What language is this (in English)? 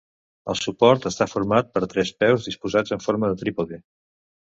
Catalan